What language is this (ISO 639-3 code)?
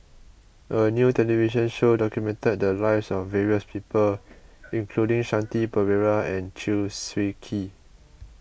eng